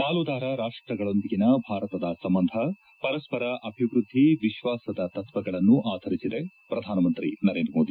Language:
Kannada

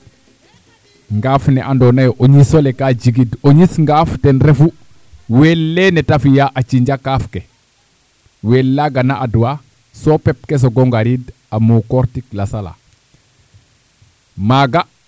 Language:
Serer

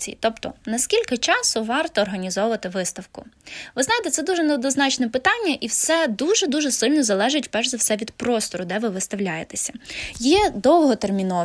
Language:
Ukrainian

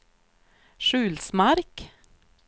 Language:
Swedish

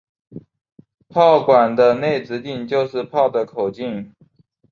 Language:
Chinese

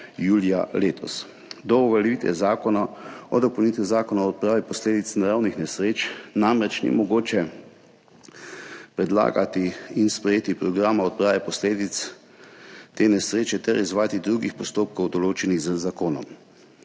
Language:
Slovenian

